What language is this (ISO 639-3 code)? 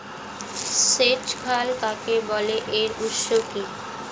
ben